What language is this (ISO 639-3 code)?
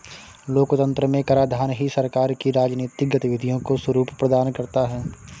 hin